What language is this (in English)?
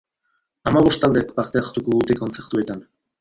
Basque